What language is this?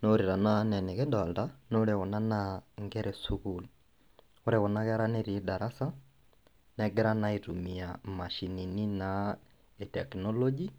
Masai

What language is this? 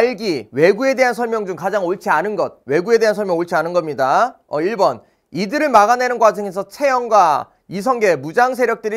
Korean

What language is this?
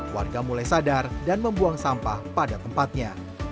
Indonesian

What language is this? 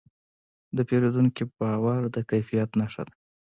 Pashto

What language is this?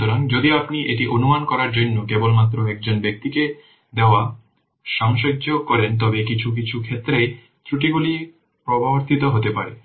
Bangla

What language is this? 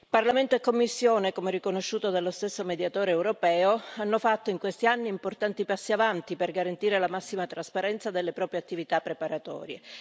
Italian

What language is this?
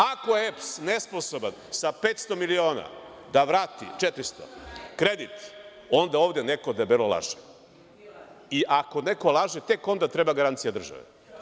Serbian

